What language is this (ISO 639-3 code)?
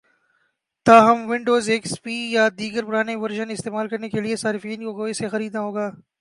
urd